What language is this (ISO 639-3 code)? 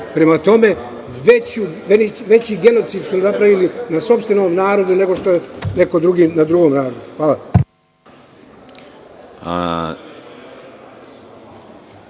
srp